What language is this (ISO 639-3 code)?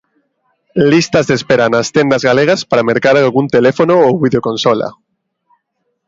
glg